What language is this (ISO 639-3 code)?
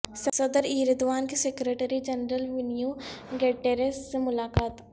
urd